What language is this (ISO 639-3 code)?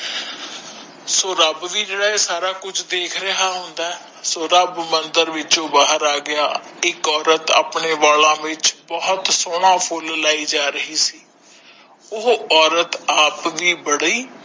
pan